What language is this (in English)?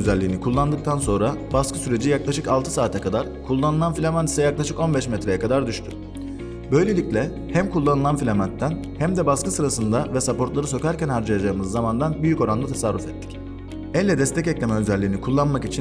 Turkish